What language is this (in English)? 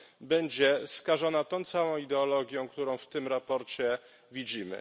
Polish